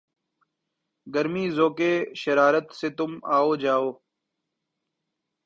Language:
Urdu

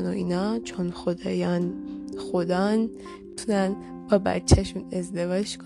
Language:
Persian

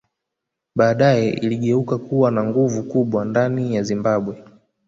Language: Swahili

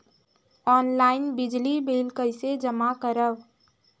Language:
Chhattisgarhi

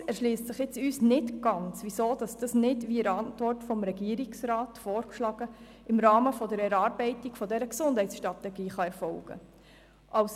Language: Swiss German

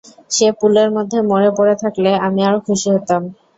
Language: Bangla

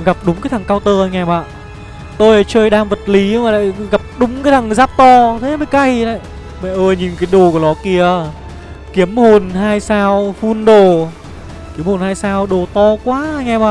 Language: Vietnamese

